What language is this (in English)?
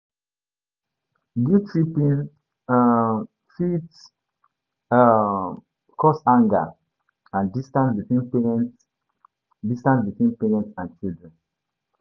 Nigerian Pidgin